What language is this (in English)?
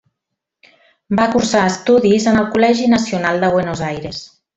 Catalan